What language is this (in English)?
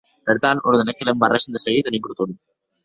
Occitan